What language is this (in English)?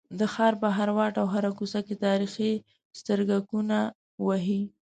Pashto